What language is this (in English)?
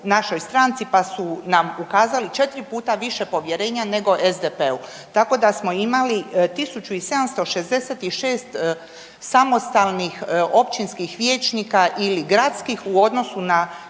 Croatian